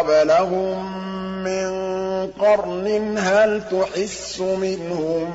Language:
Arabic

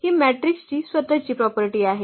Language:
Marathi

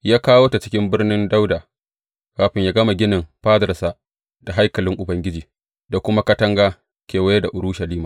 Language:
Hausa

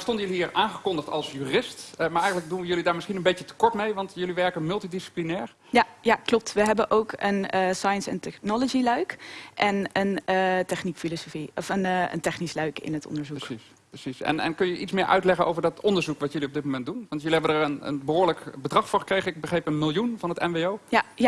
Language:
Dutch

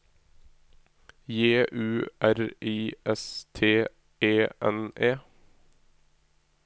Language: Norwegian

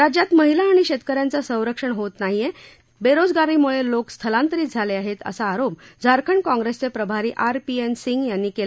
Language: Marathi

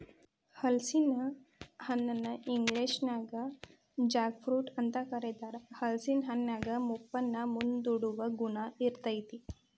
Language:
Kannada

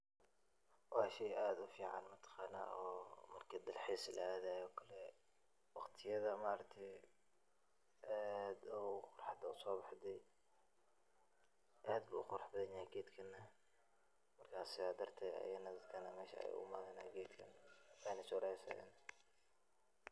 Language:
Somali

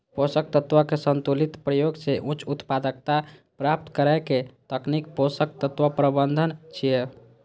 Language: Maithili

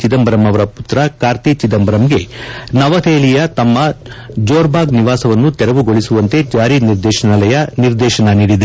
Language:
Kannada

